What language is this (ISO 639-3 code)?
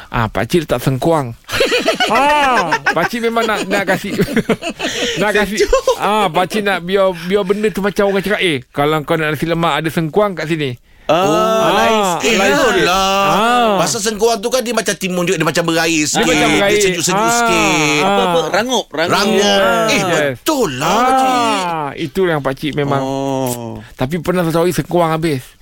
msa